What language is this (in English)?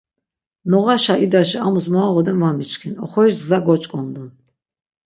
Laz